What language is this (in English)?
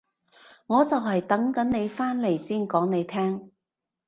Cantonese